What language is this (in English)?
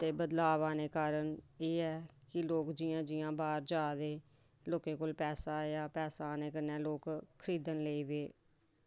Dogri